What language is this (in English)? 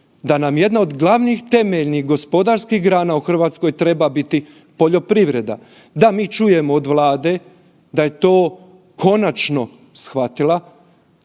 Croatian